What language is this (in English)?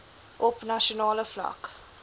Afrikaans